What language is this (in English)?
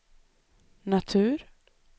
Swedish